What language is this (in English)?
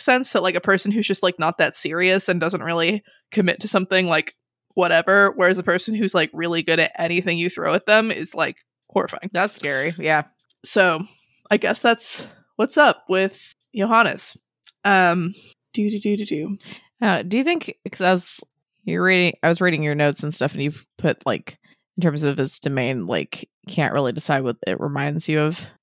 English